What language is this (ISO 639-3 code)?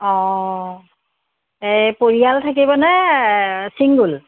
asm